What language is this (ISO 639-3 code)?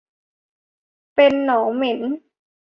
tha